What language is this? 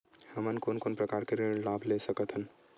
Chhattisgarhi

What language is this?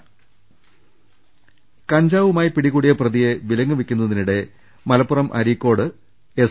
Malayalam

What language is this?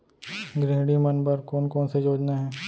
Chhattisgarhi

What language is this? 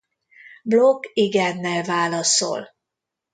Hungarian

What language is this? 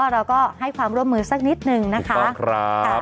Thai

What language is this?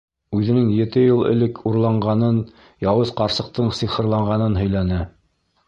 Bashkir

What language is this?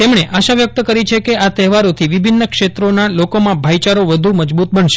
Gujarati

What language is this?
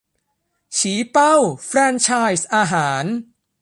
Thai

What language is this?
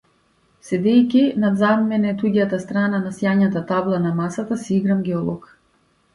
Macedonian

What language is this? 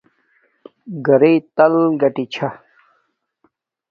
Domaaki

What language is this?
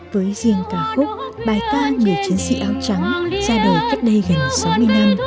Vietnamese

